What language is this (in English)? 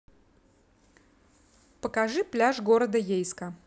Russian